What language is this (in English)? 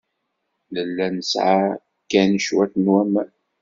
Kabyle